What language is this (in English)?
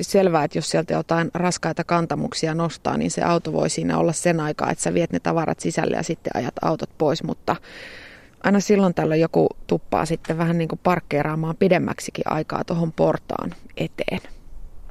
Finnish